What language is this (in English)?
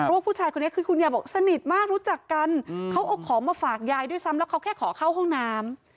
Thai